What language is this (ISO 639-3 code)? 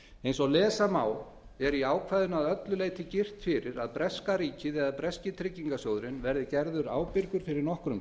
isl